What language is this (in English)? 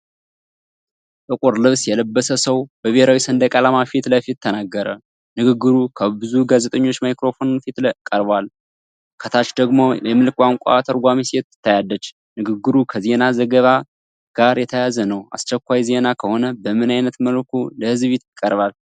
Amharic